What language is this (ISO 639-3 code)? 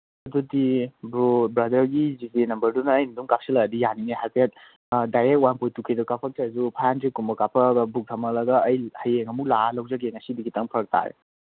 mni